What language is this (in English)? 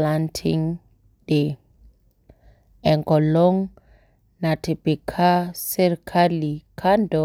Masai